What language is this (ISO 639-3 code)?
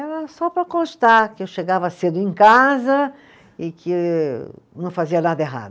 por